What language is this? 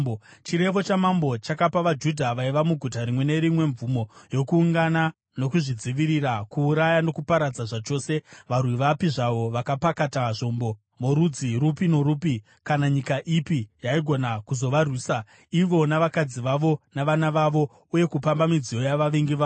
Shona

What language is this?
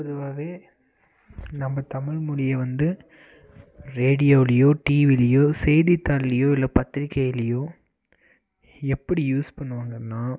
Tamil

